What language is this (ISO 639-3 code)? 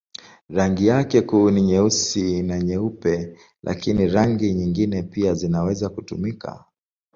swa